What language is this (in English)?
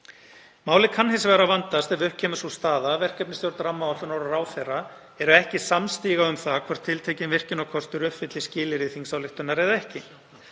Icelandic